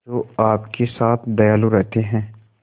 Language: Hindi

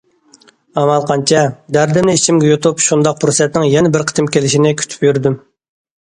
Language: Uyghur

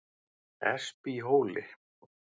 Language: Icelandic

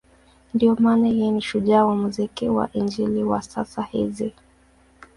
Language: Swahili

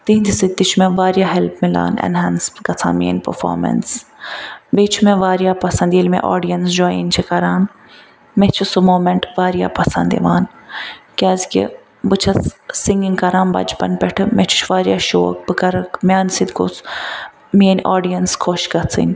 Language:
Kashmiri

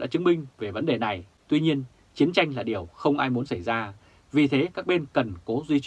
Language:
Vietnamese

